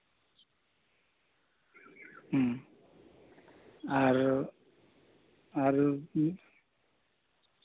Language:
Santali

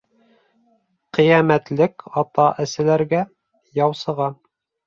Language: Bashkir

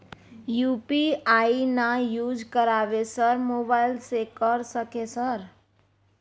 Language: Maithili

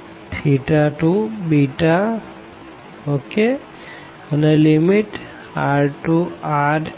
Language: Gujarati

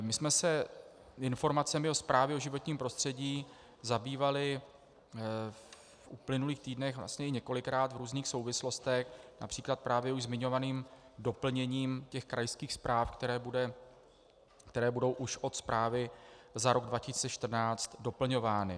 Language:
Czech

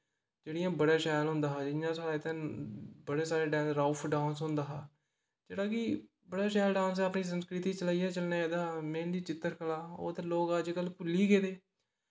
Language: Dogri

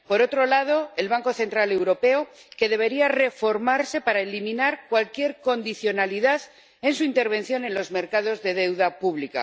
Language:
Spanish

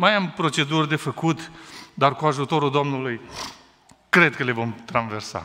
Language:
Romanian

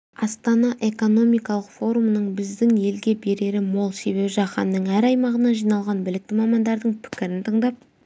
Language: Kazakh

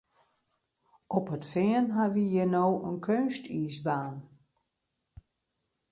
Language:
Western Frisian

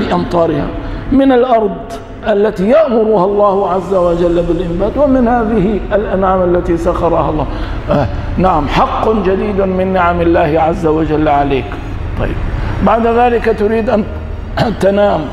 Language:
Arabic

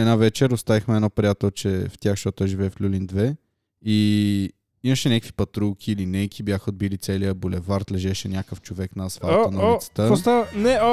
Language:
Bulgarian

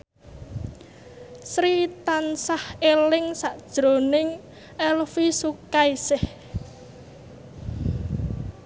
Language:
Javanese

